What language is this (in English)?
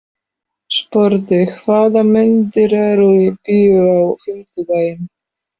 Icelandic